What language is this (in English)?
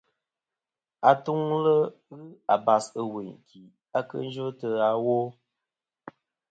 Kom